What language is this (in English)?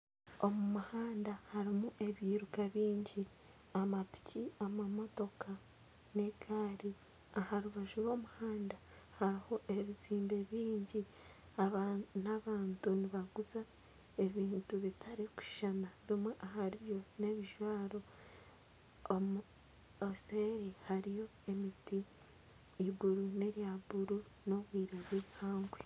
Nyankole